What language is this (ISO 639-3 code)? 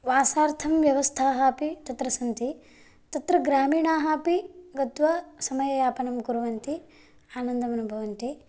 san